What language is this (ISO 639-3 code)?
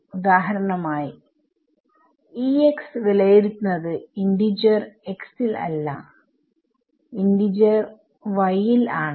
mal